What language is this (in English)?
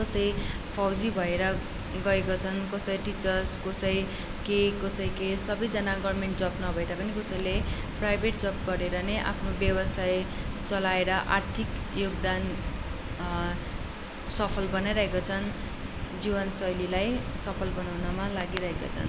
Nepali